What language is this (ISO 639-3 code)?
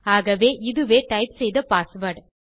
tam